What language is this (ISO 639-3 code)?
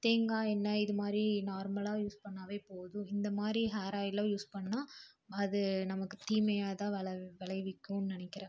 tam